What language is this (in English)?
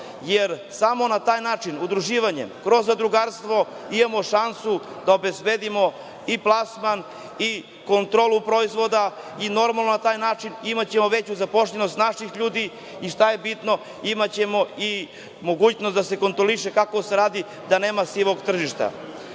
Serbian